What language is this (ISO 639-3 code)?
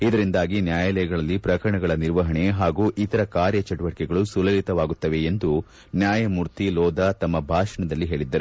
kan